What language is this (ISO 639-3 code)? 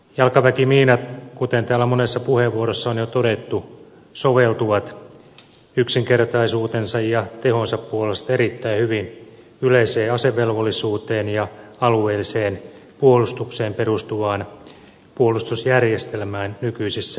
fin